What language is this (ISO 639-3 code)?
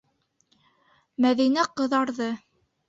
bak